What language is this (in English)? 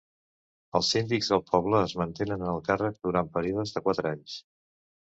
Catalan